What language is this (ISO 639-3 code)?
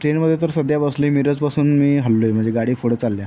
mar